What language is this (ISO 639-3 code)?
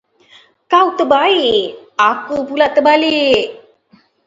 msa